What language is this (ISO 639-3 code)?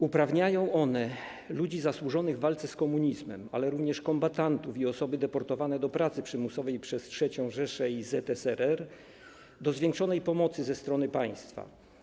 pol